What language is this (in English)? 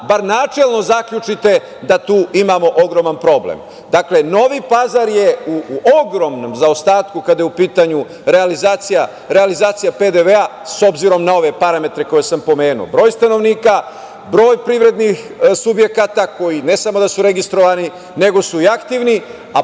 Serbian